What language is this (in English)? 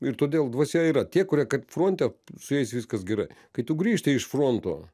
Lithuanian